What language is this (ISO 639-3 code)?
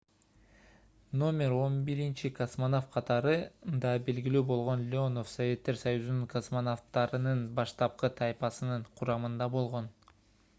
kir